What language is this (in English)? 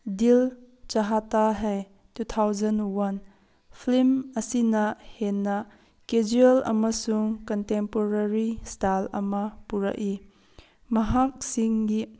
Manipuri